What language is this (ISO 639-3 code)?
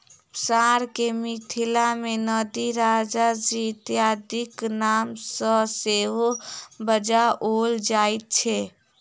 mai